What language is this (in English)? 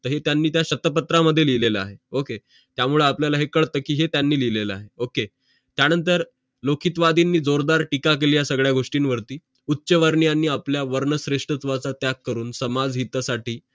Marathi